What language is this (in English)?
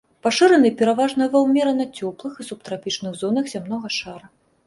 Belarusian